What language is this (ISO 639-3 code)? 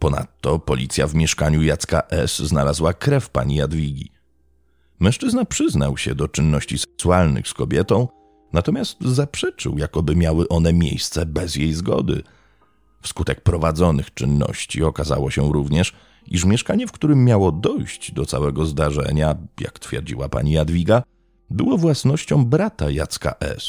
pol